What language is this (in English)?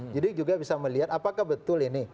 Indonesian